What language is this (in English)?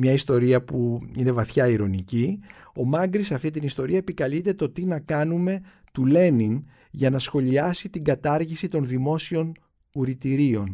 Greek